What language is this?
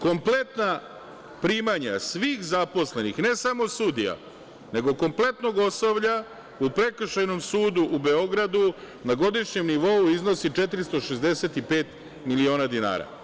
Serbian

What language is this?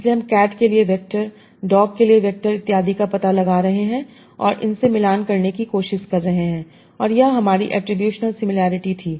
Hindi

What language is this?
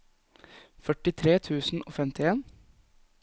Norwegian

